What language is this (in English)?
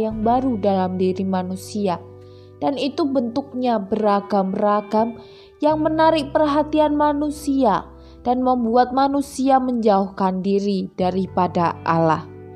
Indonesian